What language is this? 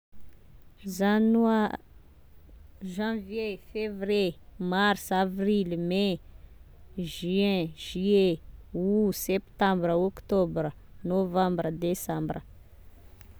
Tesaka Malagasy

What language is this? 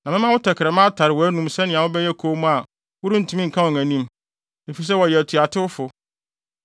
Akan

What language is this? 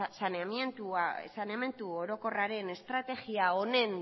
Basque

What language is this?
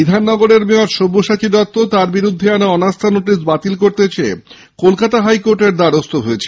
Bangla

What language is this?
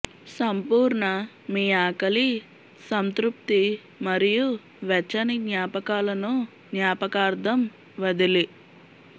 Telugu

